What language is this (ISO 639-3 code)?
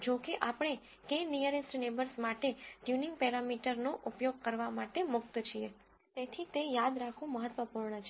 guj